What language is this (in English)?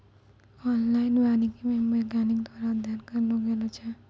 Maithili